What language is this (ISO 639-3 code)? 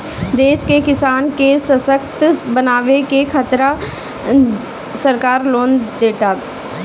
bho